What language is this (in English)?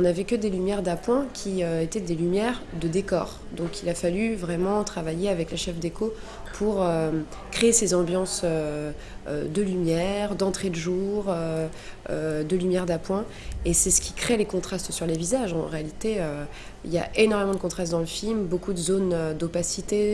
French